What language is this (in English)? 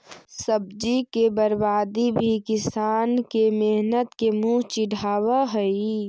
Magahi